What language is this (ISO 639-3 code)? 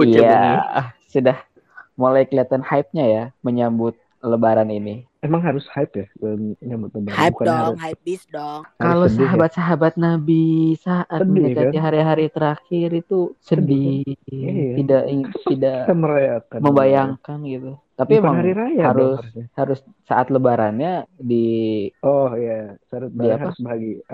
ind